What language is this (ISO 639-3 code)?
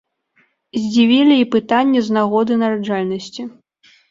bel